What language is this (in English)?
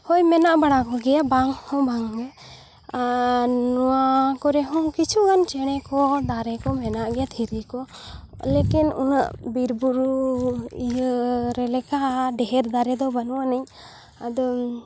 Santali